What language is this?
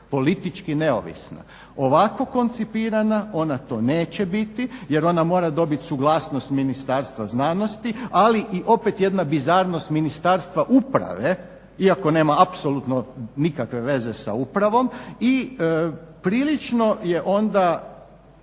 Croatian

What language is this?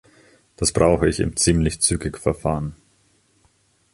German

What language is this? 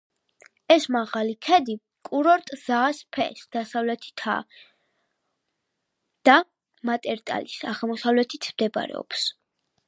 Georgian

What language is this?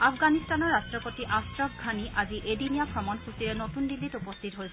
Assamese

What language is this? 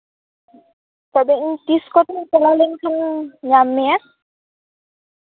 Santali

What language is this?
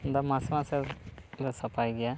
Santali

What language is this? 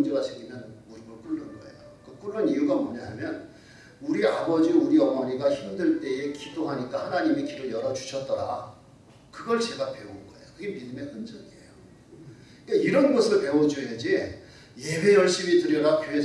Korean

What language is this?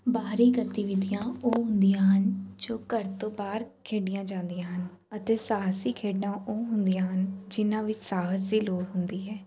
Punjabi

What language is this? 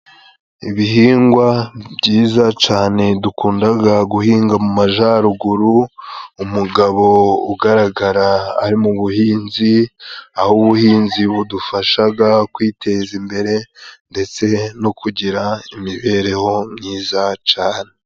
Kinyarwanda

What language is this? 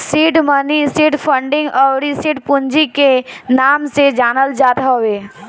Bhojpuri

